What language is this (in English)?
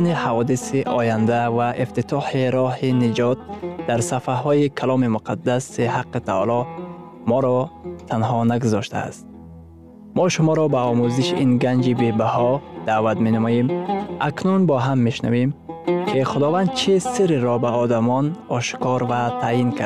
Persian